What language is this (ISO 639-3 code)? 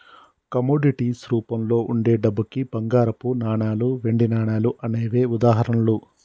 tel